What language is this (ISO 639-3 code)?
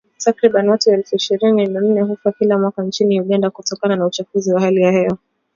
swa